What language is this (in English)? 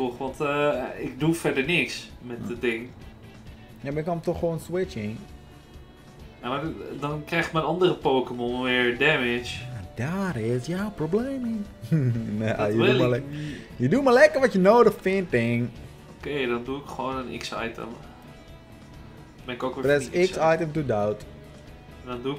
Dutch